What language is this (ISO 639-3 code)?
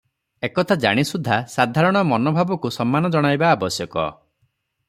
ori